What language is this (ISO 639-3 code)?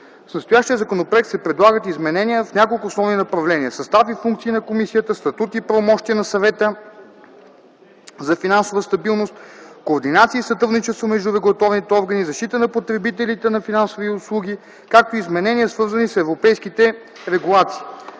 bul